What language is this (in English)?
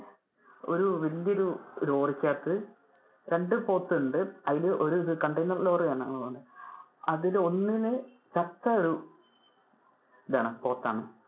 Malayalam